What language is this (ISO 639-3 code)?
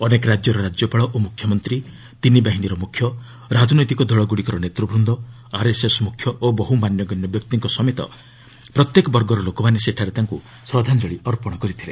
ori